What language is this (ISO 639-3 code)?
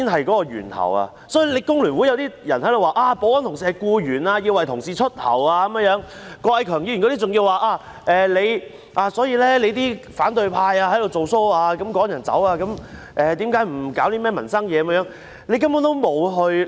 yue